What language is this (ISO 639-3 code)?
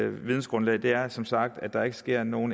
dan